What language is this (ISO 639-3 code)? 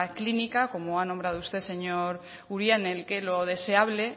spa